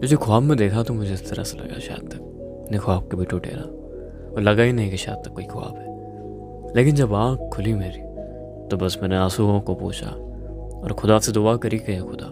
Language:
Urdu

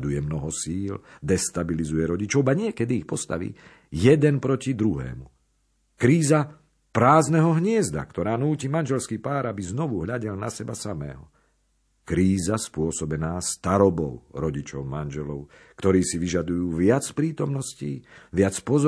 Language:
Slovak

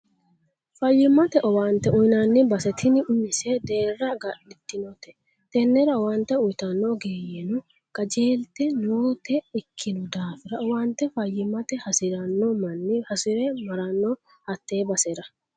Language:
Sidamo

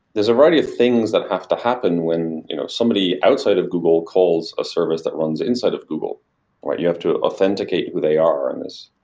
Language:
English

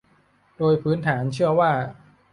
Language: Thai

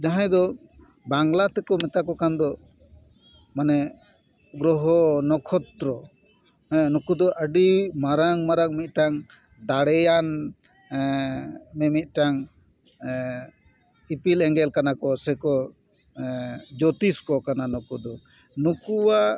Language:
Santali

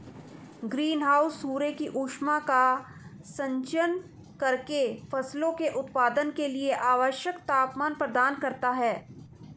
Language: Hindi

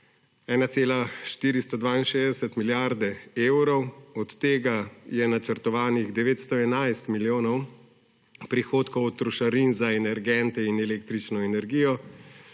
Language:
Slovenian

